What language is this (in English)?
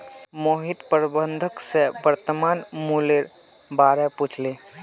Magahi